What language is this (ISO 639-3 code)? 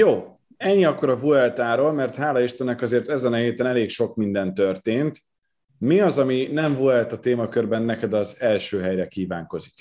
hun